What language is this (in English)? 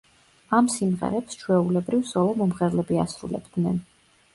Georgian